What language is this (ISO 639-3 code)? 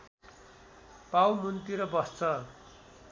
nep